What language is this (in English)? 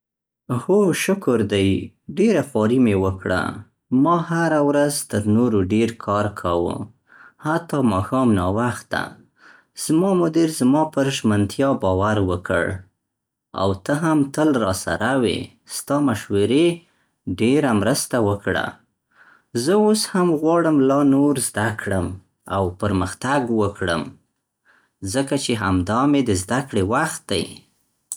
Central Pashto